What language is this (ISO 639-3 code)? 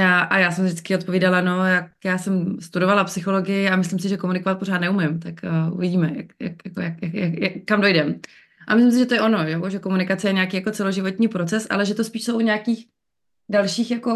ces